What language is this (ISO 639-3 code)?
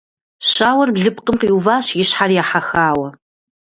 kbd